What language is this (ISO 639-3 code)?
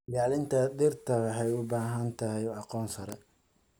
som